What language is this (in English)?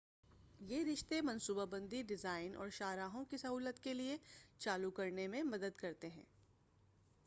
Urdu